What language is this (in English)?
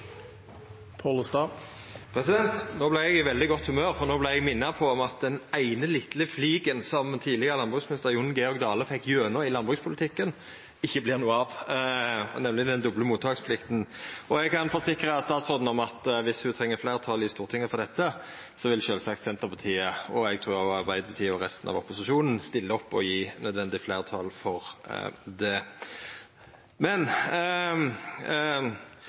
Norwegian Nynorsk